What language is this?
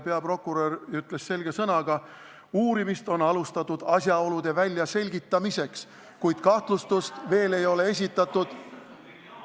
Estonian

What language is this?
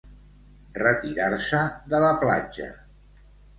Catalan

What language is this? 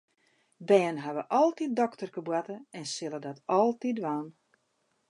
Western Frisian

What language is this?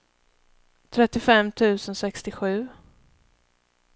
Swedish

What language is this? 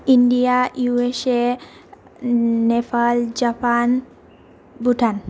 Bodo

